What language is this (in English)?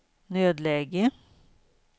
Swedish